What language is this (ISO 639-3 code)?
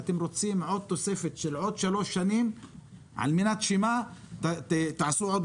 heb